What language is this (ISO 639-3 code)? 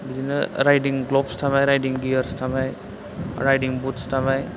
brx